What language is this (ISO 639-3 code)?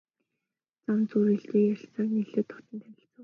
mon